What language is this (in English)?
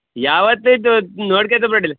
Kannada